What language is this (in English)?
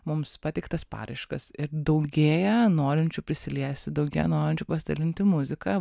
Lithuanian